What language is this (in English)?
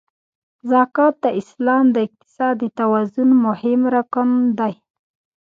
Pashto